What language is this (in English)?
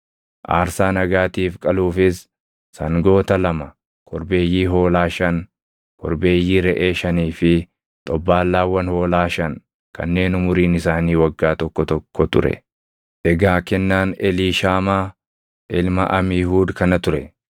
Oromo